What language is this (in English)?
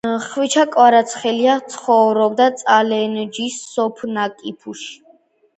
Georgian